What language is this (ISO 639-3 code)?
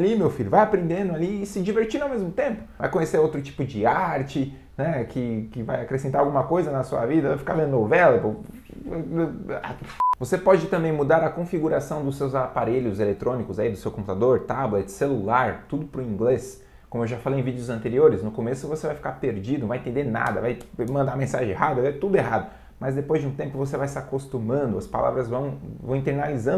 por